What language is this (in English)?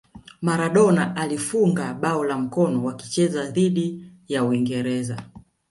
Swahili